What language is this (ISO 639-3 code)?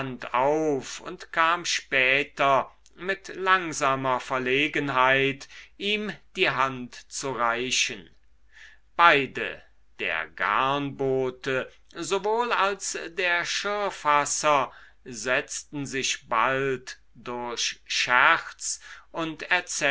deu